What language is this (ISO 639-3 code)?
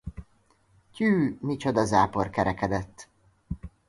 hun